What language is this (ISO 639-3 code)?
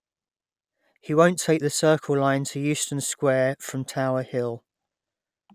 eng